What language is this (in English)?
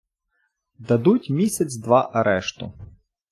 Ukrainian